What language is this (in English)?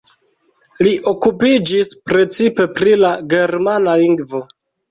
Esperanto